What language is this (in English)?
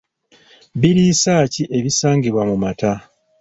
Ganda